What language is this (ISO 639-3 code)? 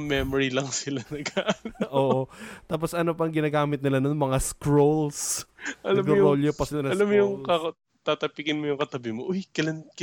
fil